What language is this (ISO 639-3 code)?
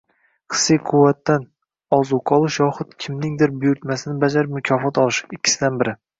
uzb